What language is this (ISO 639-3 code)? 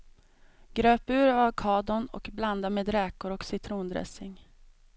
swe